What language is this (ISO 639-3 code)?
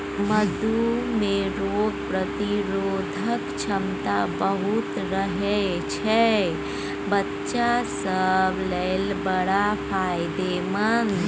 mai